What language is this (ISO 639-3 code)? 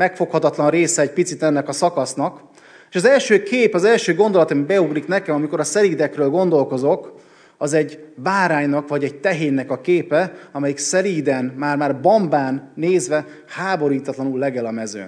hun